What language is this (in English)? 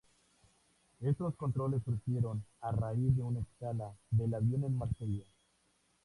Spanish